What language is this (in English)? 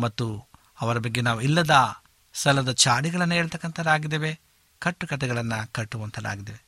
Kannada